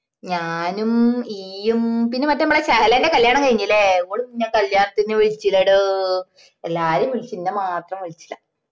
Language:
Malayalam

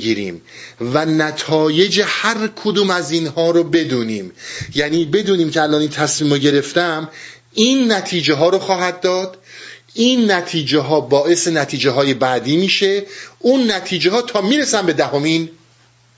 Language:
Persian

